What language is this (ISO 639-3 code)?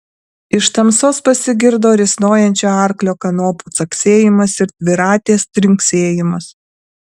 lit